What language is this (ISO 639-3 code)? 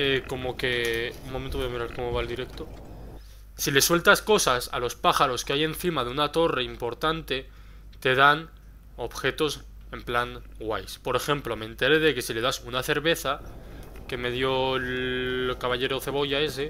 spa